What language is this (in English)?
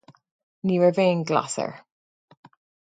Irish